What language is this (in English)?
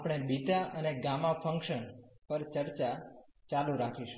Gujarati